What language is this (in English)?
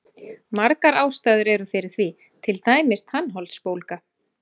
Icelandic